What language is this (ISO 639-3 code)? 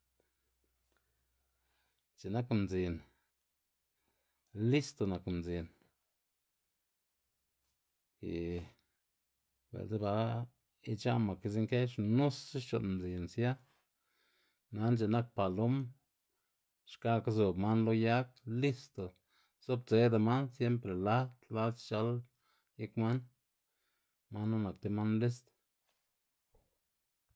ztg